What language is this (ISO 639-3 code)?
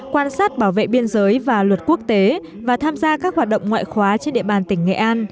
vie